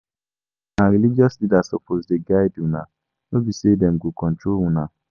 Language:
Nigerian Pidgin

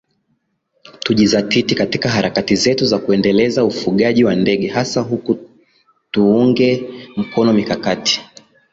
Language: Swahili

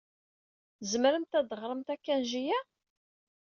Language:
Kabyle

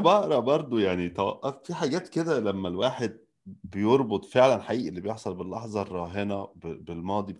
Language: Arabic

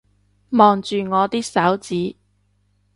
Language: Cantonese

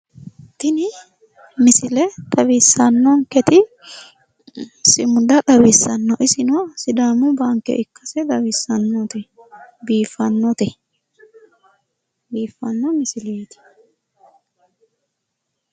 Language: Sidamo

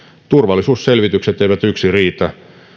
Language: Finnish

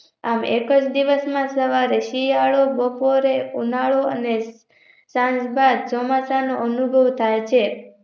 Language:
Gujarati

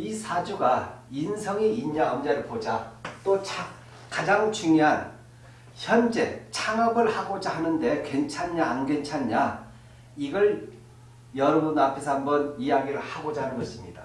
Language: Korean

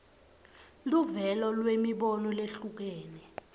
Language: Swati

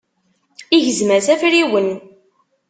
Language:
Kabyle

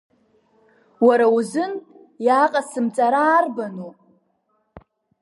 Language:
Abkhazian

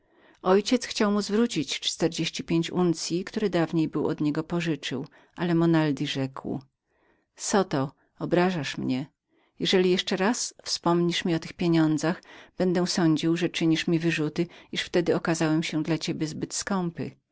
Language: Polish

